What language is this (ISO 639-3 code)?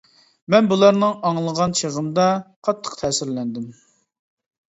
uig